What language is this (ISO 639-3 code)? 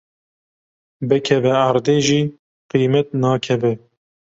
kur